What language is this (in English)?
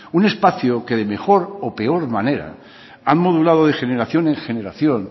Spanish